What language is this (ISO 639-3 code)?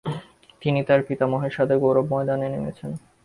ben